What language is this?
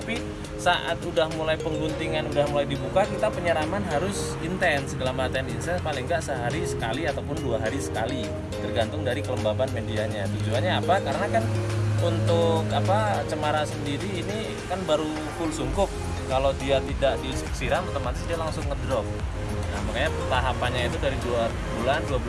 Indonesian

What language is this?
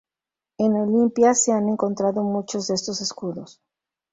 Spanish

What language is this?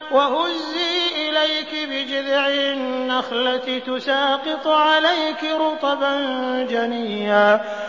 Arabic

